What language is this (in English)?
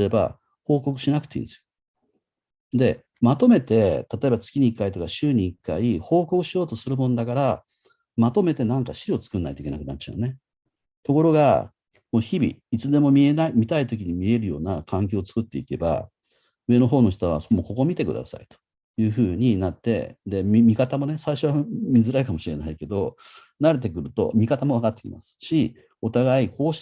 Japanese